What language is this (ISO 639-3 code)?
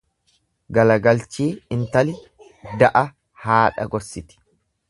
orm